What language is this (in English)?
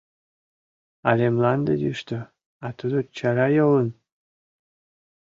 Mari